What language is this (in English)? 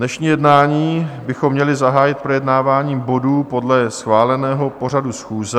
Czech